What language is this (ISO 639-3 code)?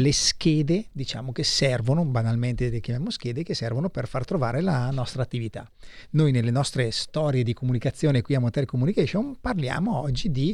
ita